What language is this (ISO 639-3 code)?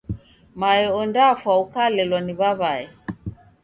dav